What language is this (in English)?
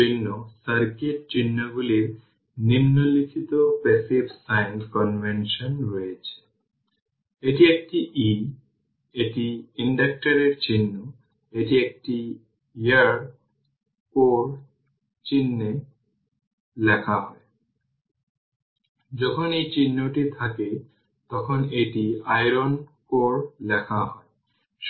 Bangla